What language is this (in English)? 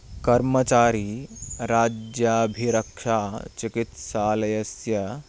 Sanskrit